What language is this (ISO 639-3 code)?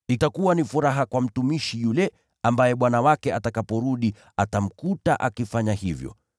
swa